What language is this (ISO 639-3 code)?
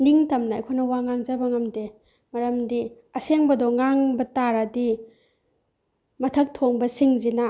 mni